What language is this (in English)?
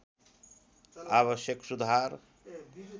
Nepali